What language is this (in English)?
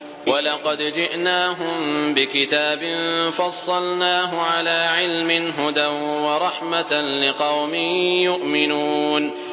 Arabic